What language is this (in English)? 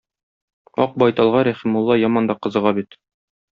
Tatar